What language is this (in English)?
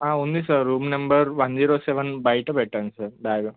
Telugu